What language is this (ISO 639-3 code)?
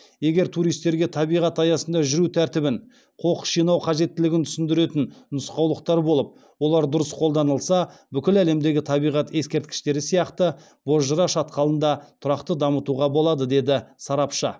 kaz